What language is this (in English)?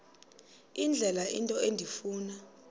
Xhosa